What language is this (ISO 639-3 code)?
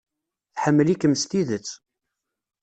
kab